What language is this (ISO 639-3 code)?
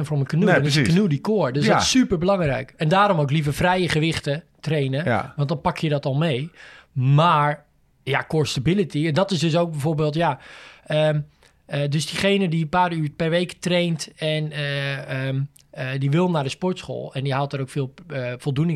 nld